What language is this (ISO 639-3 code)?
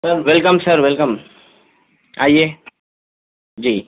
urd